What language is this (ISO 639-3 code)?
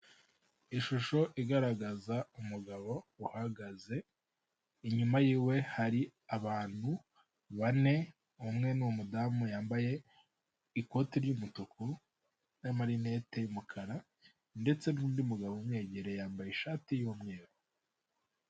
kin